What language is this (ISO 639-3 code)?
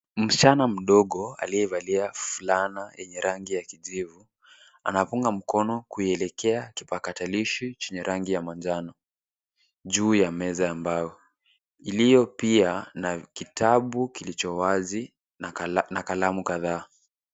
swa